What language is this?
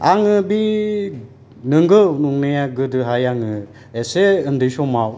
Bodo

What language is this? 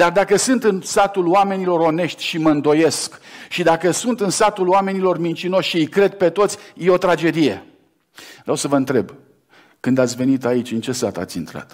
Romanian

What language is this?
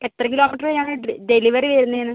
Malayalam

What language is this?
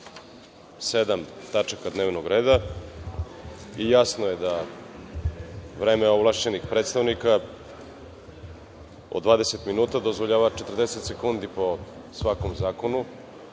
Serbian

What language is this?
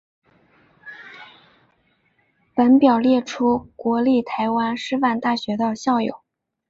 Chinese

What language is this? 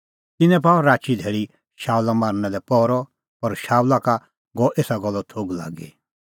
Kullu Pahari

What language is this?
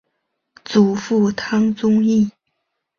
Chinese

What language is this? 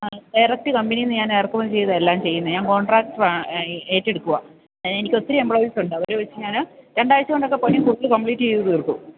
Malayalam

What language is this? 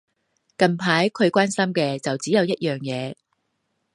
Cantonese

